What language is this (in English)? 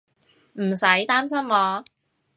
Cantonese